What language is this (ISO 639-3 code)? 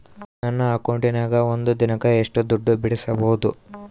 kan